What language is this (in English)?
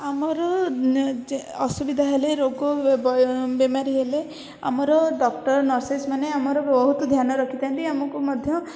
Odia